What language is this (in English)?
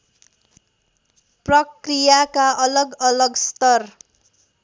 Nepali